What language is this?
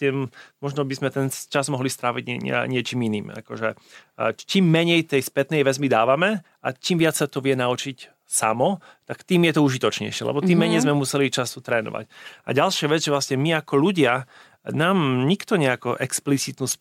Slovak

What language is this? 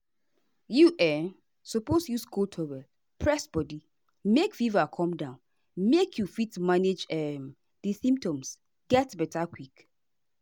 Nigerian Pidgin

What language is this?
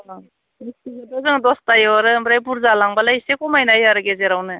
Bodo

